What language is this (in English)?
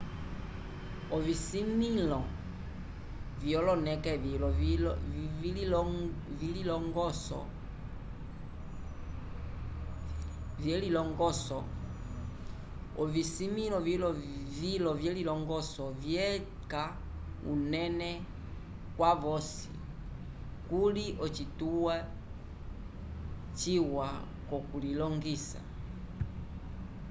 Umbundu